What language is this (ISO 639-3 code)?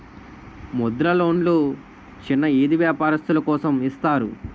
tel